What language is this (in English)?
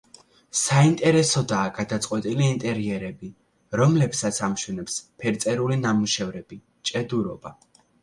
Georgian